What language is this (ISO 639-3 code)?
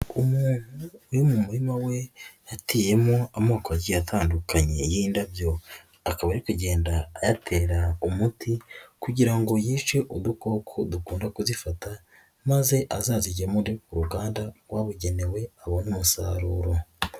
kin